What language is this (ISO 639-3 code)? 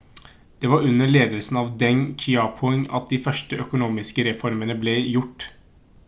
nob